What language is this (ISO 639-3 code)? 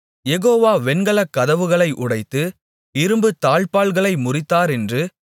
tam